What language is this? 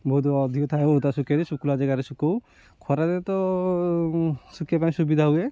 Odia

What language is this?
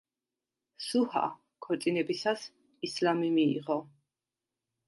Georgian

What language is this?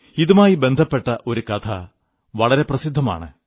Malayalam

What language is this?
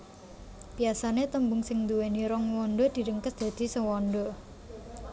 Javanese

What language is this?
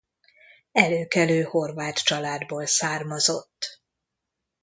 Hungarian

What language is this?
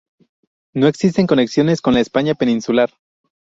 Spanish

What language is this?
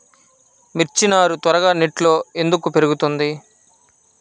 Telugu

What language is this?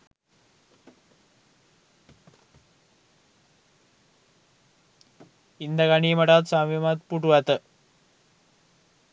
Sinhala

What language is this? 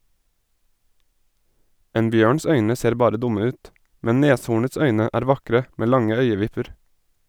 Norwegian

